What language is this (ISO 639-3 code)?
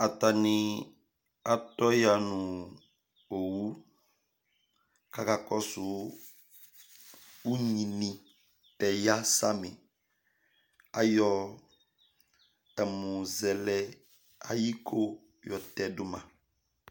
kpo